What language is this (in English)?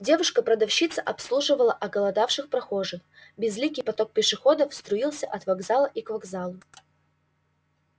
Russian